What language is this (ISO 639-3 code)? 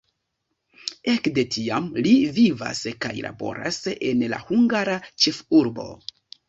epo